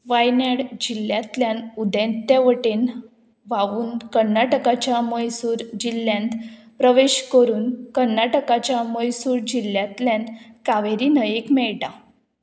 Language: Konkani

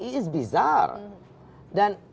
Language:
Indonesian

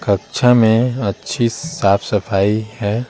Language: Hindi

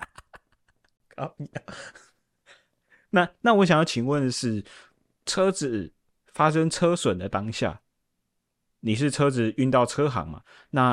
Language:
Chinese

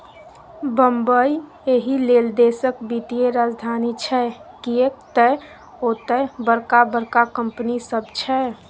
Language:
Maithili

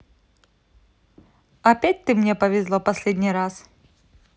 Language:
Russian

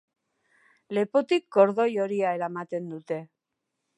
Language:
Basque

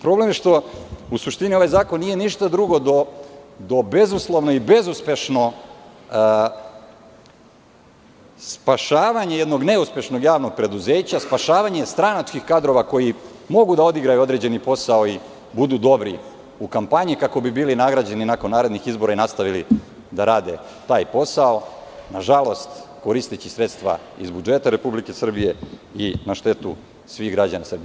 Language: Serbian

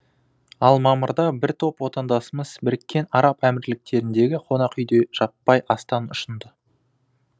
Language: Kazakh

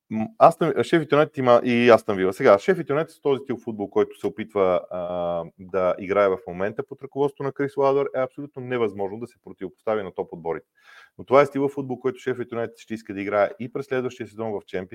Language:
Bulgarian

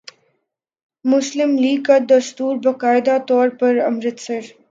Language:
Urdu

